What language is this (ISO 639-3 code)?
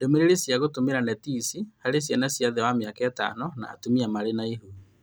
kik